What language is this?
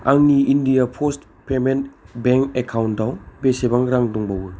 Bodo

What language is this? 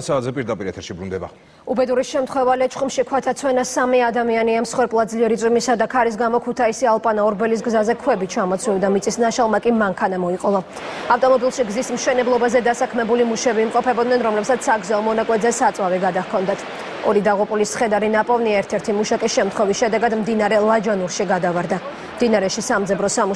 Czech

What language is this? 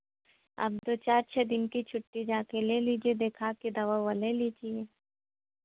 Hindi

